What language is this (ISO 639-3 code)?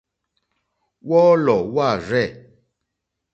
bri